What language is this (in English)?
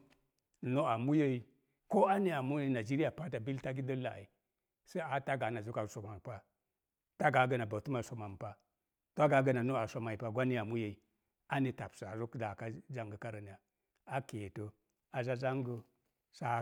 Mom Jango